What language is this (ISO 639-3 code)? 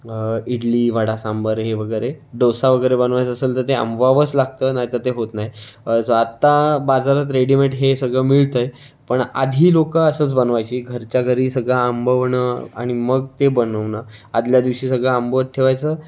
mar